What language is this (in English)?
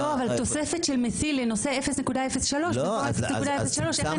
Hebrew